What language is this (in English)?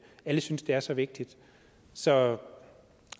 Danish